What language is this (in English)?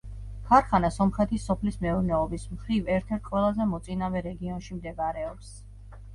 Georgian